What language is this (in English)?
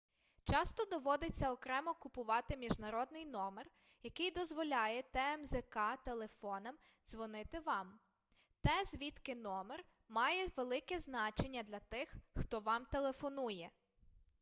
Ukrainian